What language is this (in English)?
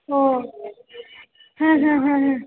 Sanskrit